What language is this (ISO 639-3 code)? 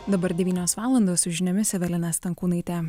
lit